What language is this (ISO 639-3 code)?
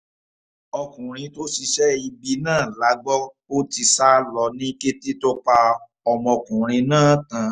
yor